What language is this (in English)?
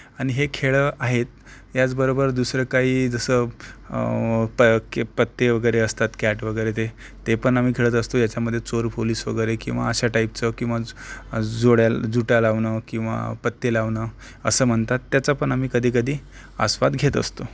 Marathi